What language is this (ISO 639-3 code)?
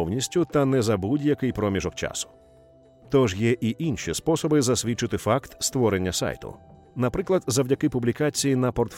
ukr